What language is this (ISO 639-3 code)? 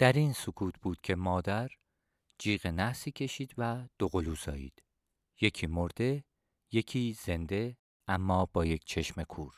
fas